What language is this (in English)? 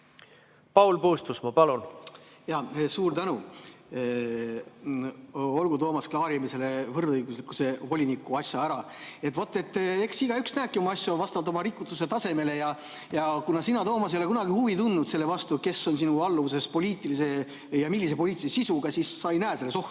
Estonian